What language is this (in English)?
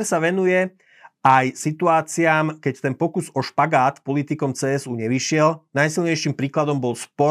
Slovak